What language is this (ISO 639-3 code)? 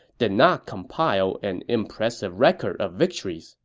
eng